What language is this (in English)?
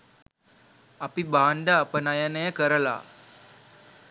Sinhala